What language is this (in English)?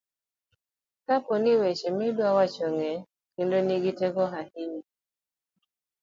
Luo (Kenya and Tanzania)